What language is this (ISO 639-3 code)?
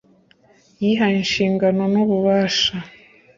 kin